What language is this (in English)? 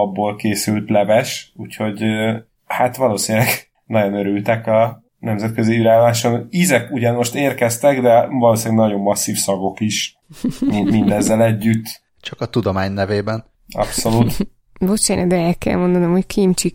Hungarian